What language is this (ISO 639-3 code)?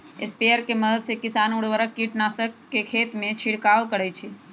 mag